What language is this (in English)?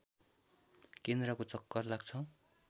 Nepali